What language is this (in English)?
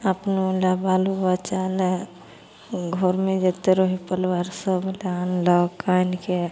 Maithili